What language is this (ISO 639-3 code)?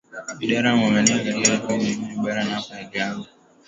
swa